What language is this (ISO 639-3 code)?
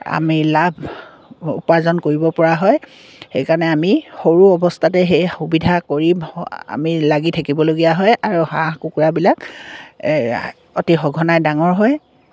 asm